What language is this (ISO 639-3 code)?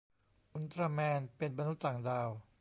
tha